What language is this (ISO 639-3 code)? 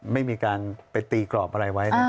tha